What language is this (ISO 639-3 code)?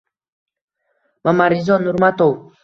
uzb